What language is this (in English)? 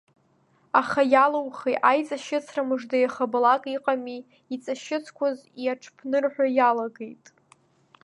Abkhazian